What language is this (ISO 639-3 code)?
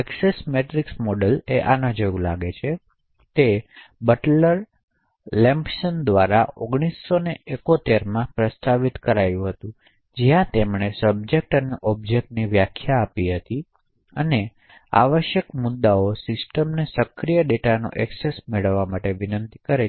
guj